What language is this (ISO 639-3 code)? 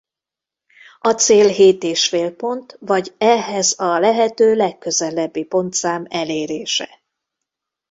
hun